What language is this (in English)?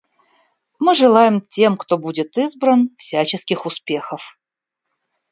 Russian